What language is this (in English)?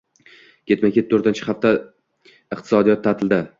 Uzbek